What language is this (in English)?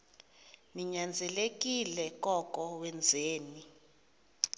Xhosa